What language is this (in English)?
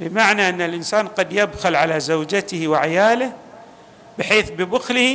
Arabic